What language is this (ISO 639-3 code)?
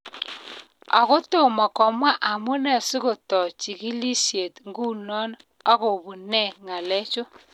kln